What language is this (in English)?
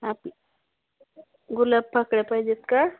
Marathi